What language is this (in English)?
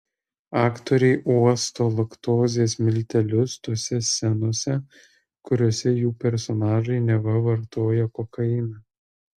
Lithuanian